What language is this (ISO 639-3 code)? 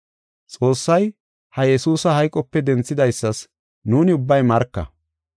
gof